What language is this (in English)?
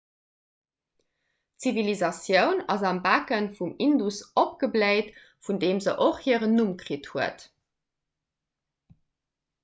Luxembourgish